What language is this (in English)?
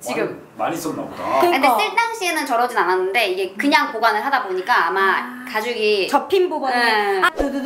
Korean